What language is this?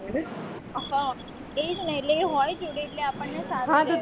Gujarati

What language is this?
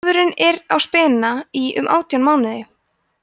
Icelandic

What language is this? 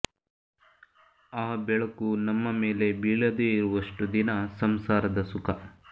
Kannada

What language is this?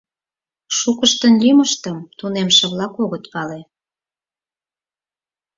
Mari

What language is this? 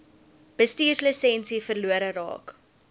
Afrikaans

